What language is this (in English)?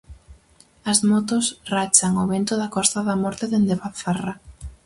Galician